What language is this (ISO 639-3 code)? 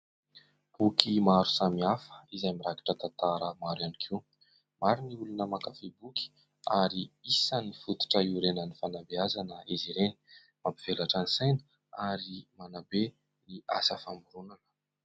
mlg